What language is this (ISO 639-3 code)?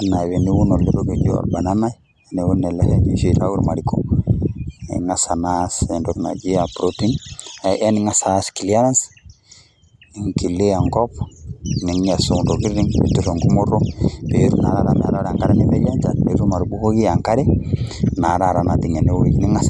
mas